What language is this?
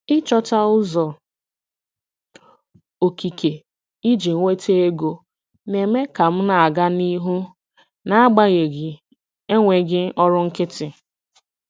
Igbo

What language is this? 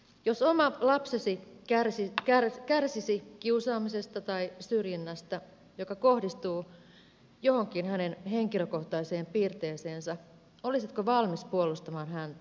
Finnish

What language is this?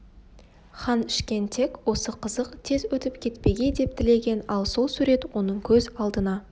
Kazakh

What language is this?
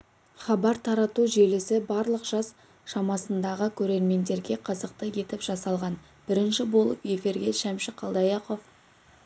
Kazakh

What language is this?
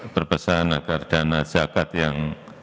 Indonesian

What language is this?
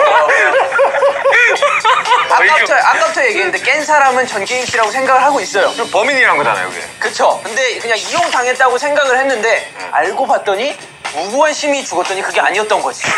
Korean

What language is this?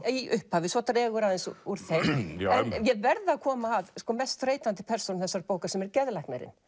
Icelandic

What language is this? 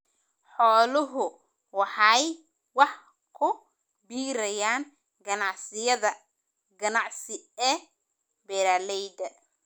Somali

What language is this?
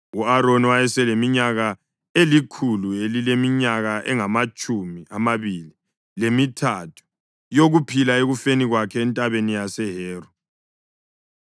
North Ndebele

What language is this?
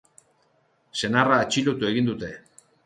Basque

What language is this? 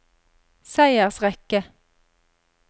Norwegian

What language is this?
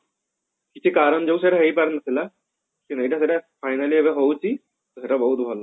Odia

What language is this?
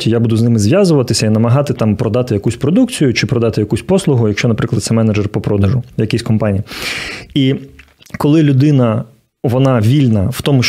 Ukrainian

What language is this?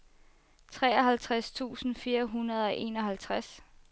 Danish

